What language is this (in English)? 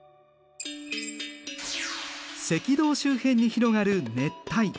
Japanese